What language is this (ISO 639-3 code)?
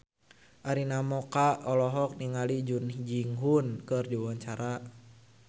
sun